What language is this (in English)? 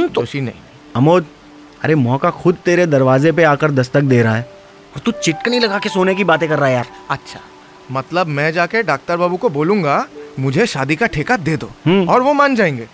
Hindi